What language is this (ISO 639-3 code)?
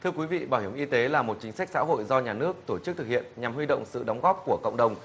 vie